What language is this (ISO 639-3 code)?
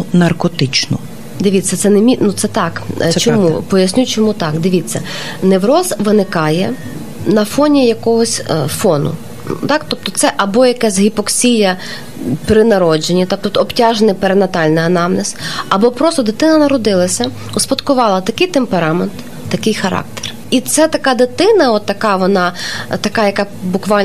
ukr